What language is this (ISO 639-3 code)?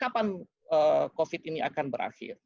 ind